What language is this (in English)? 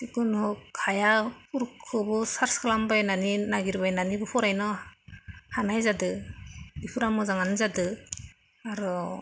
Bodo